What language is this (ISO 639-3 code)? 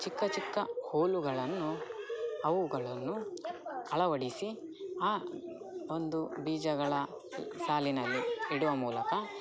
kan